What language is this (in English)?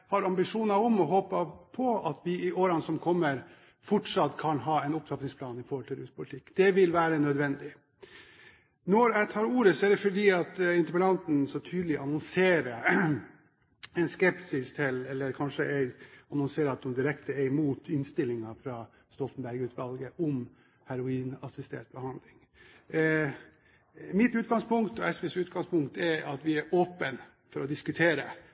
Norwegian Bokmål